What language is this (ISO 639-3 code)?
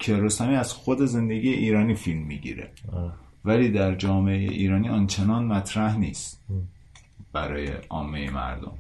fas